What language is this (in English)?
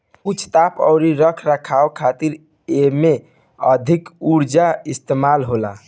Bhojpuri